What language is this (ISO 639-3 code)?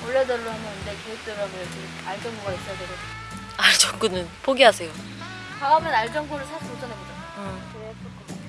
kor